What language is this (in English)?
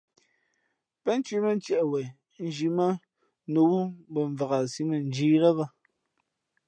Fe'fe'